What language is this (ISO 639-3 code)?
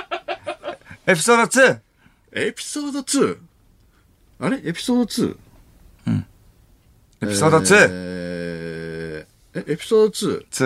jpn